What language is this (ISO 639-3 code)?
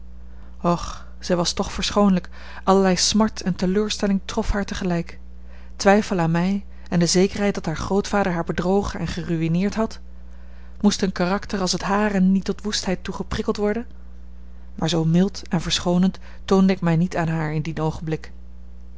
nld